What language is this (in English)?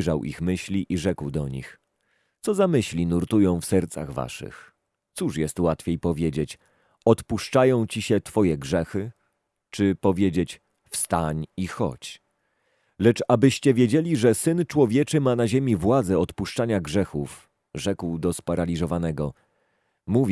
Polish